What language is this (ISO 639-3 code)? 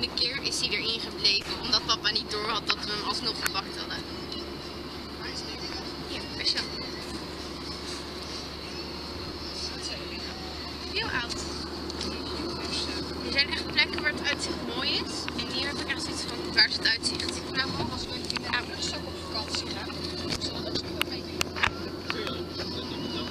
nld